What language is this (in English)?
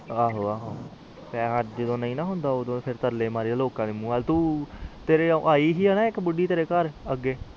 Punjabi